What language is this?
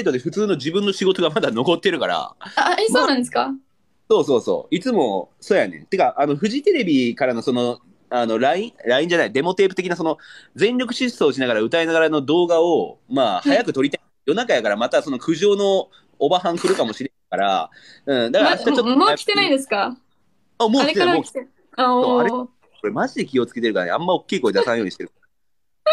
Japanese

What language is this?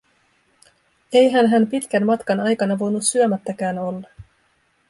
Finnish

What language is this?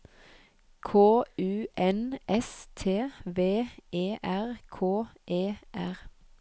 Norwegian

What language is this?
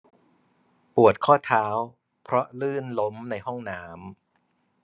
Thai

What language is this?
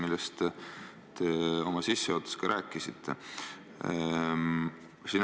Estonian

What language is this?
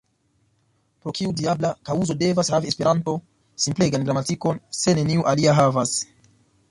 Esperanto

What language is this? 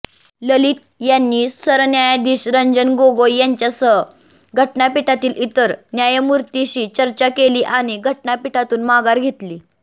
Marathi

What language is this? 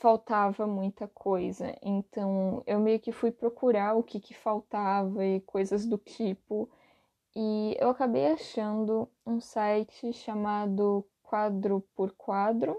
Portuguese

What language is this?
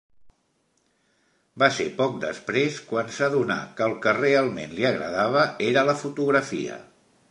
Catalan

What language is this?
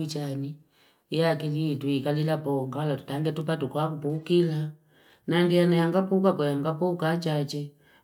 Fipa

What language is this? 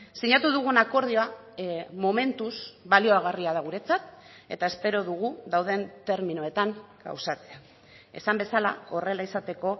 Basque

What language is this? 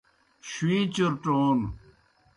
Kohistani Shina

